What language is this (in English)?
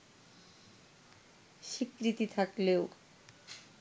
Bangla